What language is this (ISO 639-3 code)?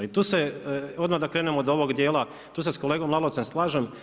hrv